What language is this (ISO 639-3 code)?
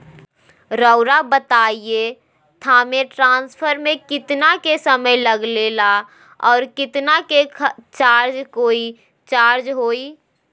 mag